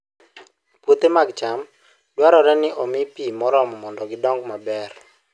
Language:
Luo (Kenya and Tanzania)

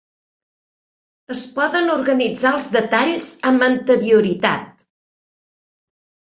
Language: Catalan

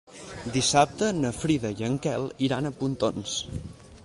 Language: Catalan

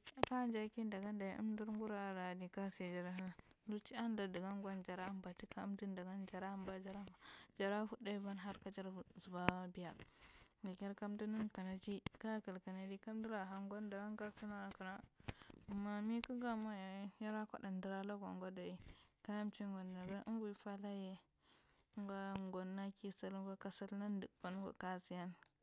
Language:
Marghi Central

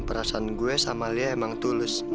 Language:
Indonesian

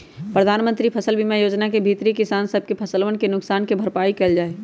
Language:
Magahi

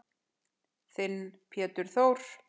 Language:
Icelandic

